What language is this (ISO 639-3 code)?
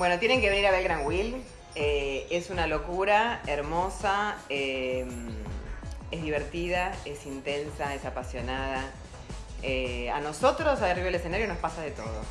spa